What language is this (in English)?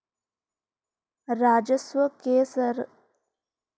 Magahi